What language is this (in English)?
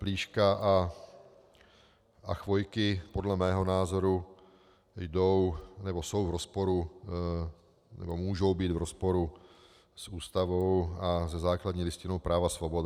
Czech